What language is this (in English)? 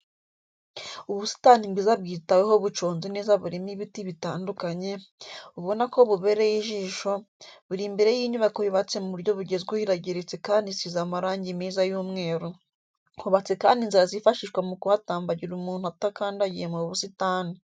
Kinyarwanda